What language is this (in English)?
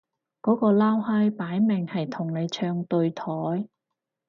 Cantonese